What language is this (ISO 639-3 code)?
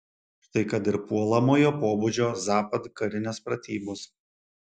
lit